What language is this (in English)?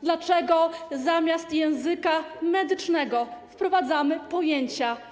Polish